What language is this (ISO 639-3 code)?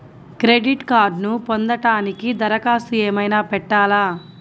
tel